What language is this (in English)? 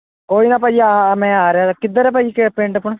Punjabi